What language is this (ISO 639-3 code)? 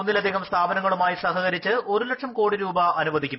mal